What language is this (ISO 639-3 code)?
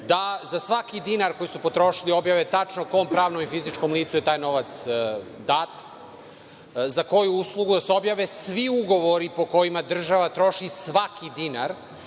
srp